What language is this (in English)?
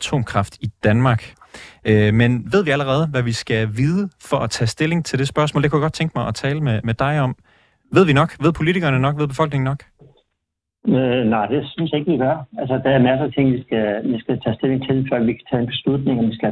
Danish